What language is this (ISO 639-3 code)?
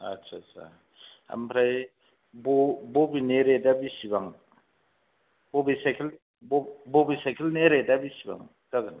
brx